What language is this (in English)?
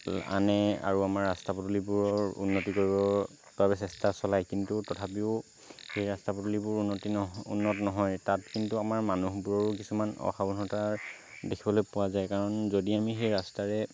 Assamese